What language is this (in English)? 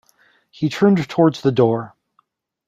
English